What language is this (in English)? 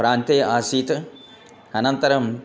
Sanskrit